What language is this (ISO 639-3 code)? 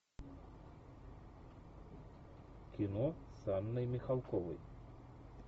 rus